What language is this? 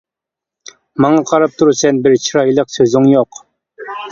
Uyghur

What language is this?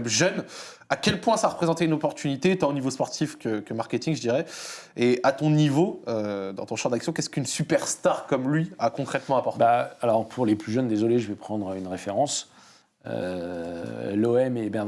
French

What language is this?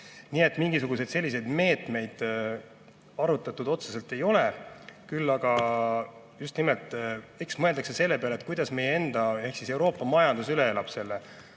Estonian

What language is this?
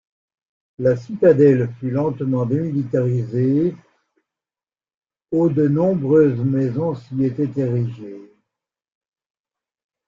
French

